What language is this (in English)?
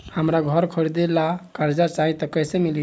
Bhojpuri